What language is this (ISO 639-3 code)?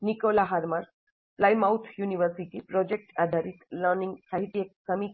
guj